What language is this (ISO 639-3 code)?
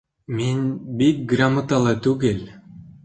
bak